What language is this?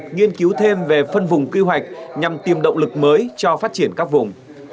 Vietnamese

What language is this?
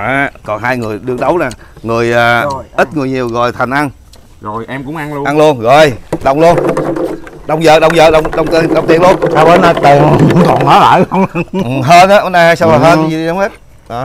Vietnamese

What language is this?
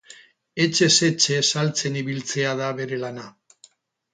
Basque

